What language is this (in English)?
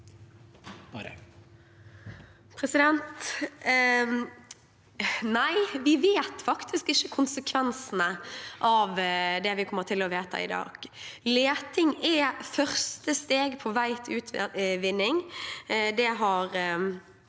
Norwegian